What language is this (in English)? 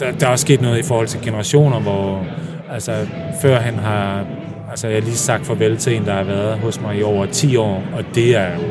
Danish